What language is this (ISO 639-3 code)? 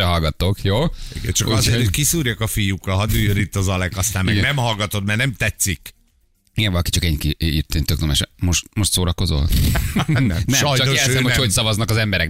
hun